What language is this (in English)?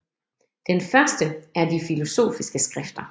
Danish